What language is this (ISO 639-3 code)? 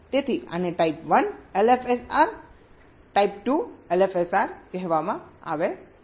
guj